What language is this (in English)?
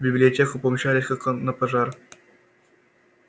Russian